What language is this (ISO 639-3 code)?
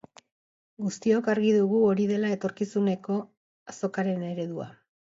eus